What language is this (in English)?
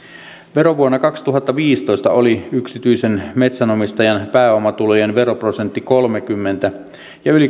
Finnish